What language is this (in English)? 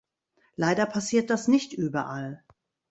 German